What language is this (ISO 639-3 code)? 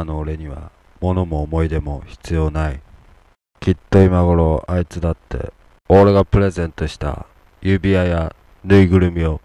jpn